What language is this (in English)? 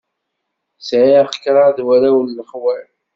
Kabyle